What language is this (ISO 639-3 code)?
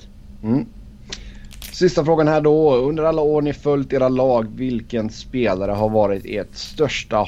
swe